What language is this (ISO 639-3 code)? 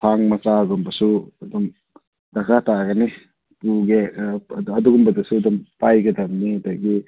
mni